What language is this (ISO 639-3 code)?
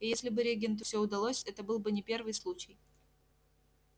rus